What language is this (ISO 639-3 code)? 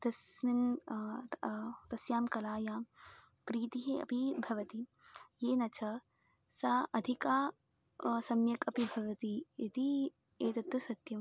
san